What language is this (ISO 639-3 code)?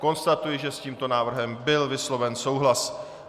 ces